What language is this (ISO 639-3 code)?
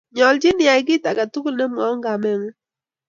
kln